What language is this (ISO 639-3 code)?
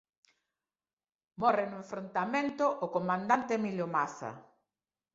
glg